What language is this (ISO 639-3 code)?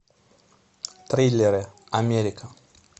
rus